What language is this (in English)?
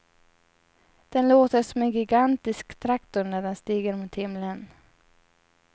Swedish